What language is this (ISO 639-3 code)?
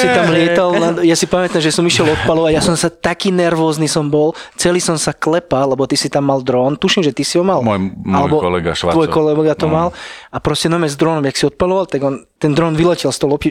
slk